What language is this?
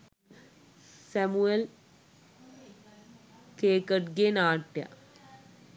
Sinhala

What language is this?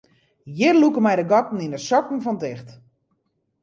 Western Frisian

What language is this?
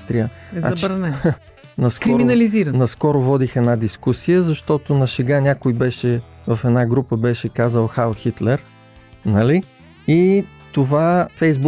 Bulgarian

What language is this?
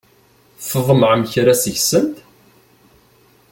Kabyle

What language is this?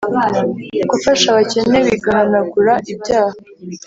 Kinyarwanda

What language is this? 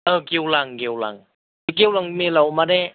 Bodo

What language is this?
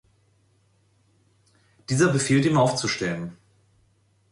German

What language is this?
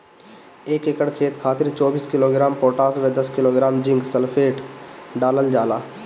Bhojpuri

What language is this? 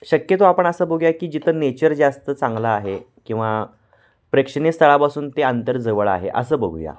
Marathi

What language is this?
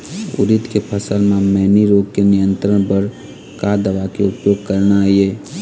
Chhattisgarhi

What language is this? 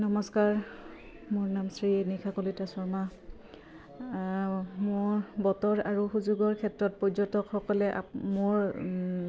Assamese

